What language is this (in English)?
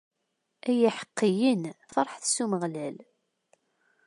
Kabyle